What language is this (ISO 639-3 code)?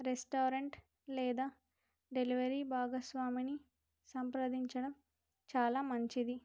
tel